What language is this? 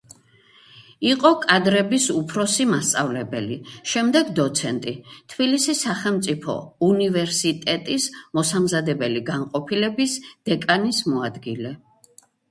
Georgian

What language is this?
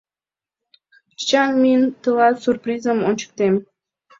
Mari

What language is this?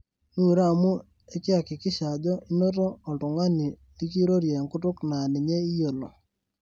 Masai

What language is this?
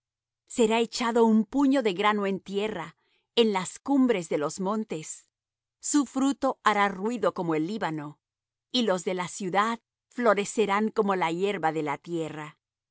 Spanish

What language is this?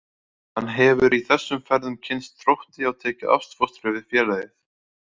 Icelandic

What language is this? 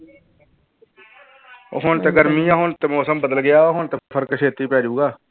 Punjabi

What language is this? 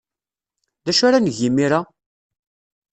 Kabyle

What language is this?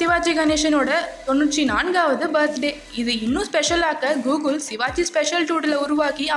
Tamil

